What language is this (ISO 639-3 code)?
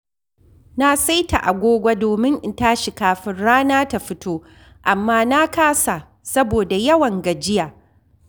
hau